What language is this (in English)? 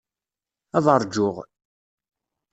Kabyle